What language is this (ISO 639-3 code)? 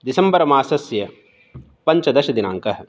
san